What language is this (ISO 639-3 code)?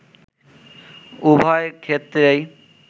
ben